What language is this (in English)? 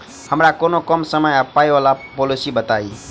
Maithili